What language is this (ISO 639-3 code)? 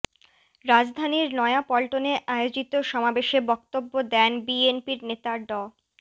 ben